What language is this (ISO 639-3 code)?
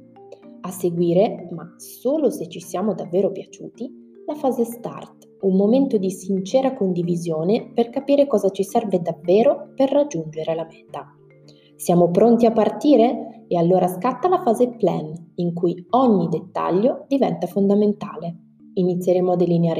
ita